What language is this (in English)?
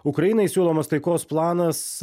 Lithuanian